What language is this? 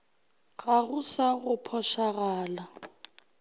Northern Sotho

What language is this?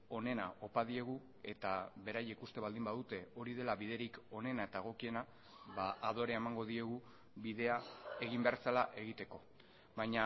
Basque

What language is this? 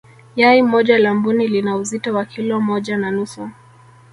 Swahili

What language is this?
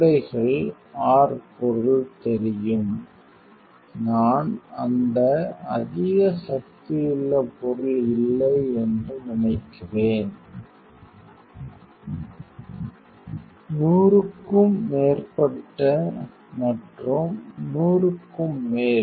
Tamil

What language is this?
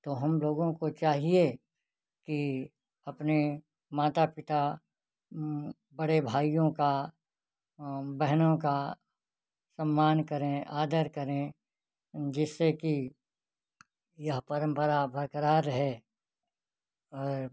Hindi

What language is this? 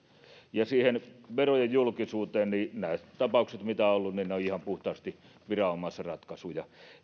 Finnish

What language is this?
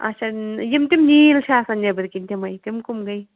Kashmiri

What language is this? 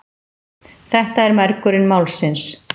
Icelandic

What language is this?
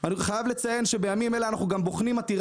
Hebrew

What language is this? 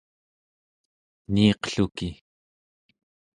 Central Yupik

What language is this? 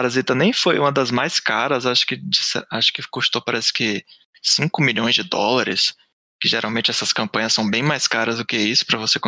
Portuguese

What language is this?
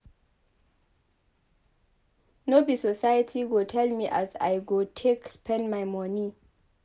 Nigerian Pidgin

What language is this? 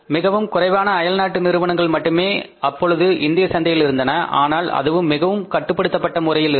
Tamil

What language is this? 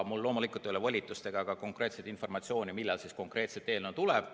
Estonian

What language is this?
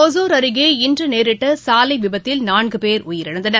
Tamil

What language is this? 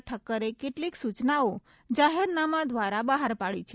Gujarati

